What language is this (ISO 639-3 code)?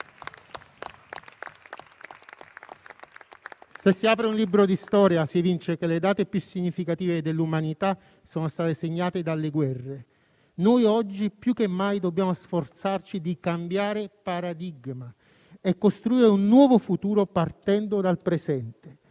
ita